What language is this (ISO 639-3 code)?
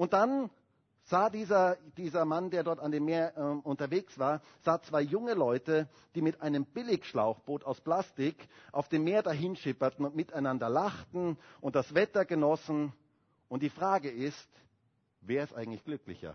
deu